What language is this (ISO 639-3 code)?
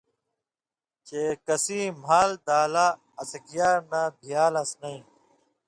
mvy